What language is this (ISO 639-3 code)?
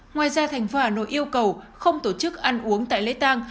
vie